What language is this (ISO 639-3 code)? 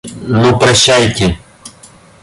rus